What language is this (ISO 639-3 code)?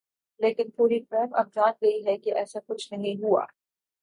urd